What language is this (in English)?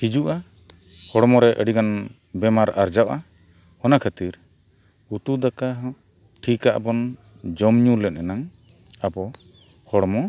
Santali